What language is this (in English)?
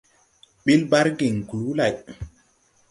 Tupuri